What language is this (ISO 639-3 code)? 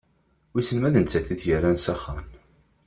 kab